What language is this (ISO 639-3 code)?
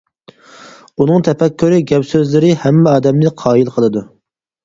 uig